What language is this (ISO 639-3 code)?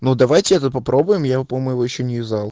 rus